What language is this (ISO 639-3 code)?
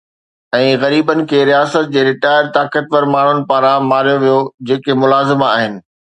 snd